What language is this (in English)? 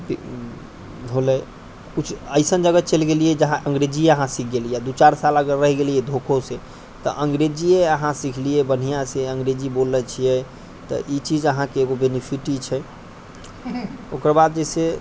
Maithili